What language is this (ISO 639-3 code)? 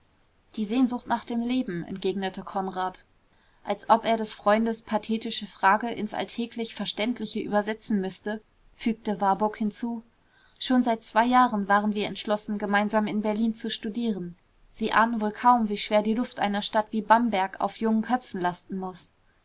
deu